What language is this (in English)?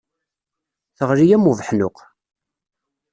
Kabyle